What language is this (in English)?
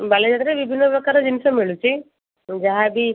Odia